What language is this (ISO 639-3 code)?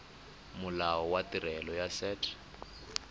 tsn